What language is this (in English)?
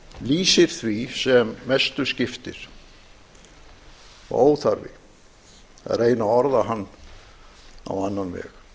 Icelandic